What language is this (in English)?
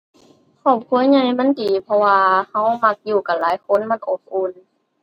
Thai